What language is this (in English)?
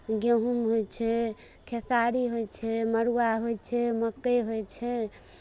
Maithili